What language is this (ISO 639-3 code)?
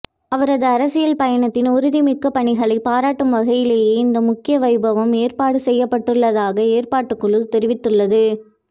tam